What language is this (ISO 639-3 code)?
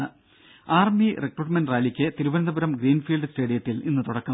mal